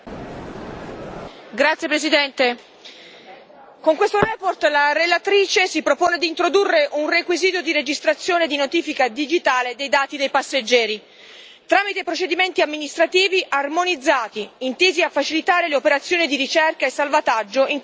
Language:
Italian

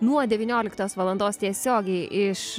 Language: Lithuanian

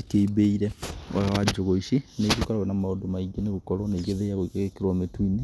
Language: Kikuyu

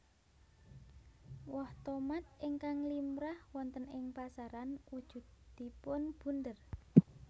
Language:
Javanese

